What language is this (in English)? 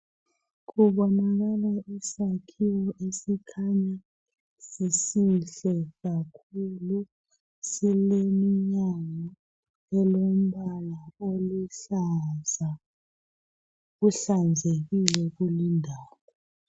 North Ndebele